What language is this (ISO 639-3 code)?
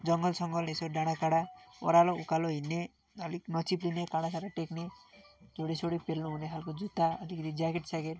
nep